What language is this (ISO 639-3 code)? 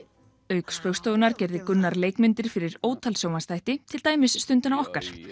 isl